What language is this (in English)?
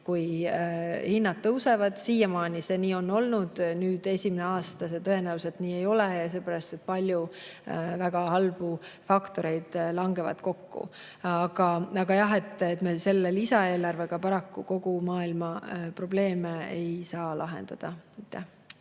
Estonian